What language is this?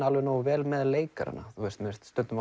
Icelandic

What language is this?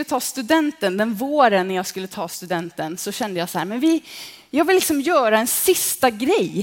Swedish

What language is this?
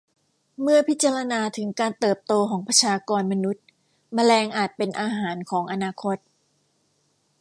Thai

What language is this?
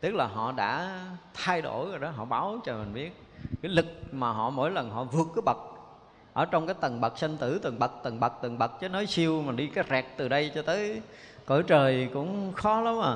Vietnamese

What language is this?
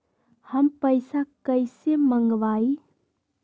Magahi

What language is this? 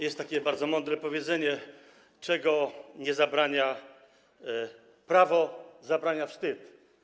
Polish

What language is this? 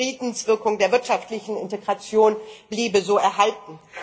German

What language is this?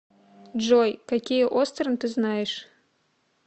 Russian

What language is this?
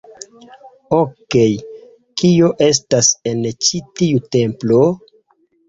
Esperanto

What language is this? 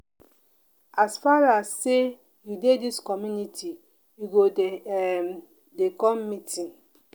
Nigerian Pidgin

